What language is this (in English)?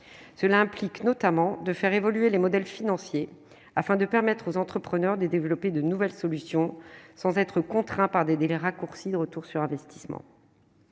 French